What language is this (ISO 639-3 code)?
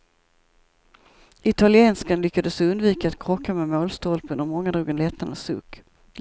swe